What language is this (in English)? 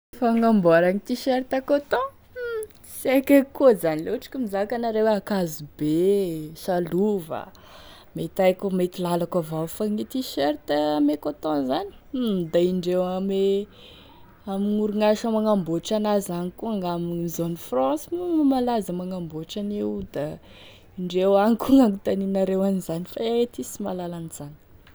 Tesaka Malagasy